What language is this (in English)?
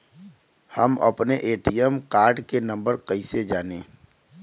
Bhojpuri